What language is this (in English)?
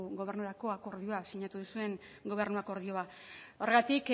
Basque